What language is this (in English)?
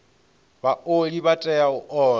Venda